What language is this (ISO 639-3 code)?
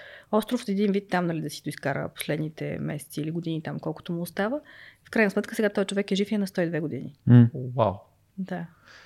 bul